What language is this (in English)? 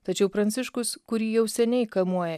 Lithuanian